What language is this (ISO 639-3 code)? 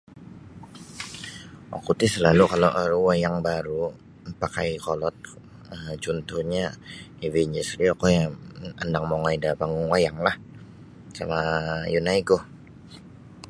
bsy